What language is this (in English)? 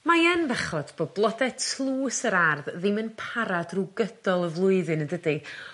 Welsh